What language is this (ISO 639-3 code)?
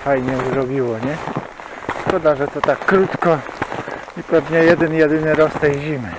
pol